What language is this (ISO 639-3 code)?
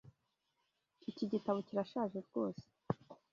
kin